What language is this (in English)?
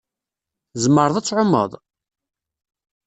Kabyle